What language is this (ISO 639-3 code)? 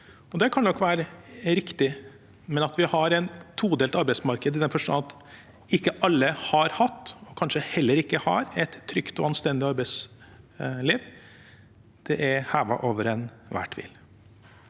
nor